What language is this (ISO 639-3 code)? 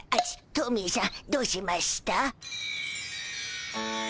jpn